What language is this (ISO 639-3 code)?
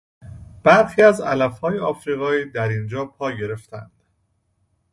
fas